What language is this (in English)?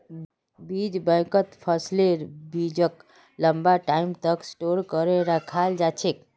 Magahi